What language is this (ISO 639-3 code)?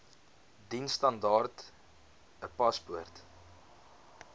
afr